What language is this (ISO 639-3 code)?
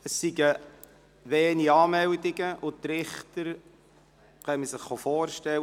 gsw